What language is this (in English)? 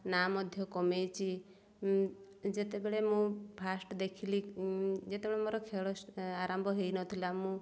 Odia